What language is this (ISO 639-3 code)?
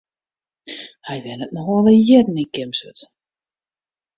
fry